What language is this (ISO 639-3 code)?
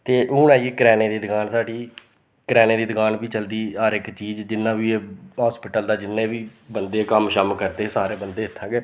doi